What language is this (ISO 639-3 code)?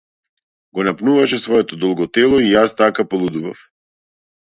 mkd